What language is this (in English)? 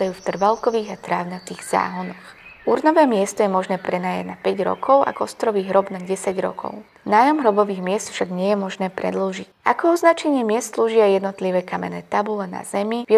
Slovak